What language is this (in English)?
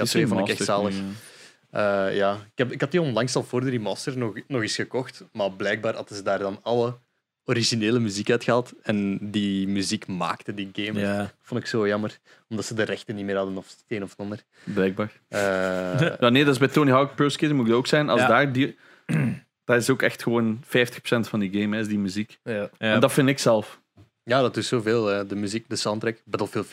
Dutch